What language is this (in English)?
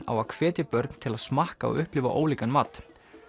Icelandic